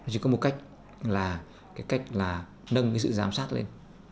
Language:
Vietnamese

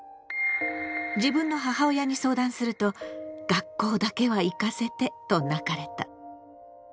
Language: Japanese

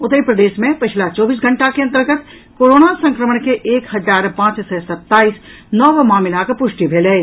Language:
Maithili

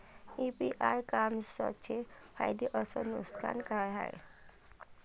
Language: Marathi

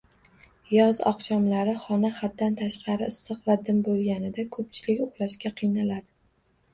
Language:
Uzbek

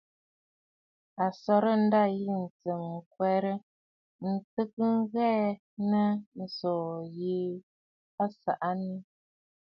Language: Bafut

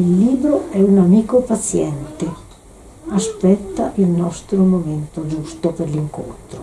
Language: Italian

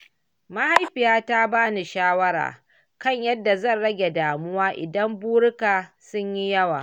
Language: Hausa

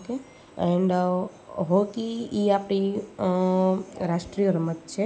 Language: Gujarati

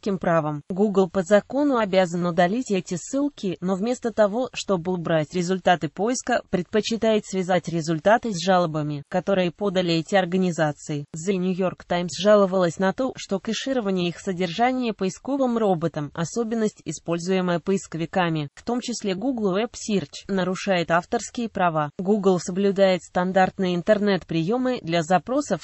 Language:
Russian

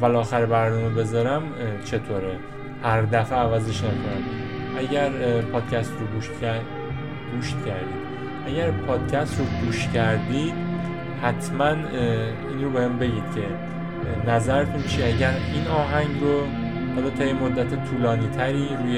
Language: Persian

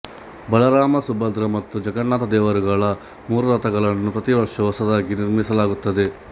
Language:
Kannada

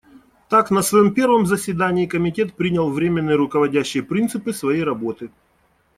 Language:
Russian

